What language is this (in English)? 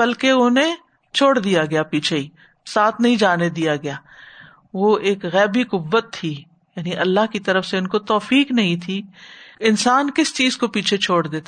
Urdu